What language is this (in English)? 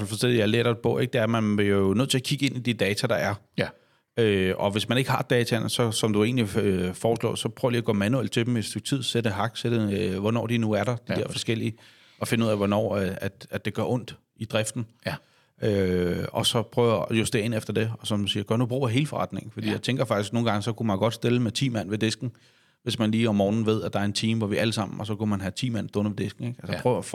Danish